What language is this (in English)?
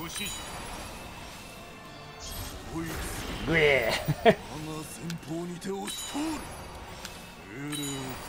Japanese